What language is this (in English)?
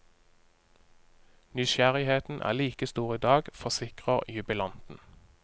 Norwegian